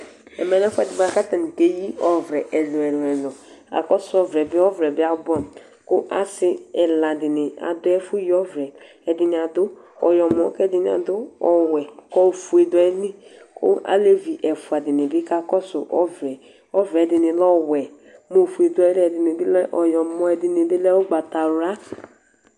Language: Ikposo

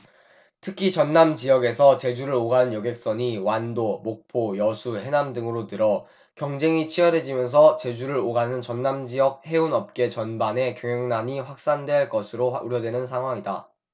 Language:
Korean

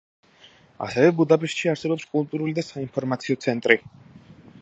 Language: Georgian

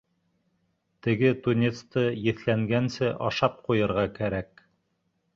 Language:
Bashkir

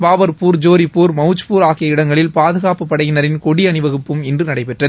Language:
Tamil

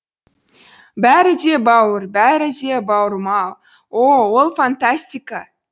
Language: Kazakh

